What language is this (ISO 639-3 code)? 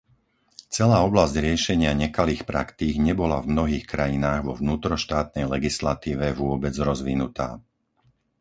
slk